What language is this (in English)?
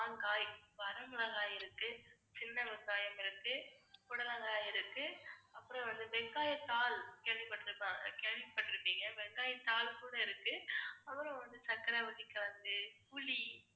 Tamil